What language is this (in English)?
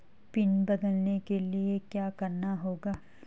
Hindi